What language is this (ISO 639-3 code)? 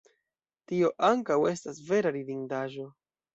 epo